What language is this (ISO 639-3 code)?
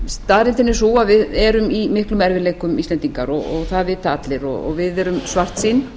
isl